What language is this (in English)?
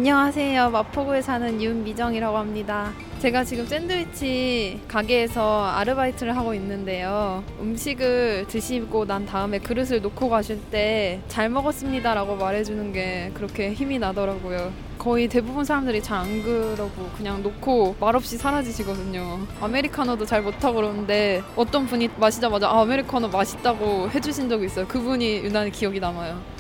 Korean